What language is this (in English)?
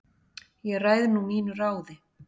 Icelandic